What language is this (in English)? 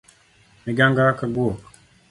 Luo (Kenya and Tanzania)